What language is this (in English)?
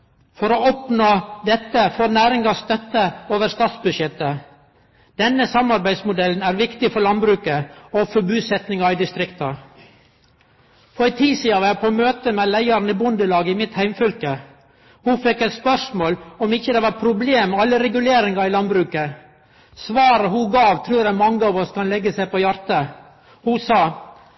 Norwegian Nynorsk